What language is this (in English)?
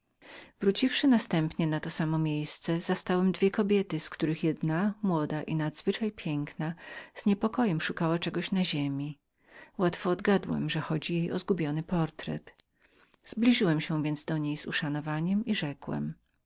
Polish